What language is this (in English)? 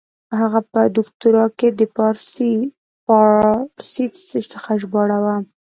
Pashto